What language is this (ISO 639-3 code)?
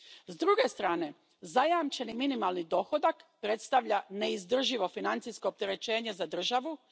hrv